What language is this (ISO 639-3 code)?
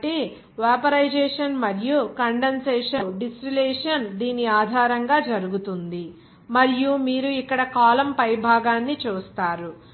tel